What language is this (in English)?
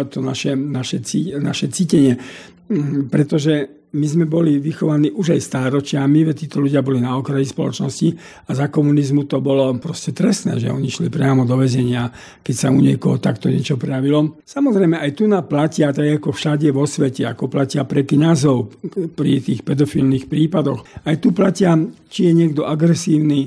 Slovak